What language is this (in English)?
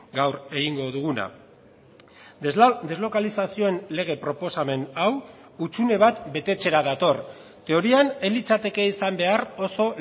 Basque